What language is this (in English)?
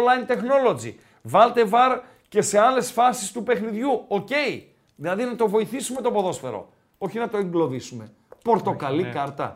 Greek